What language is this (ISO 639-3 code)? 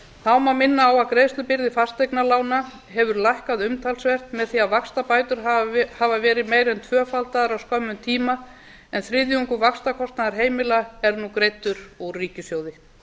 isl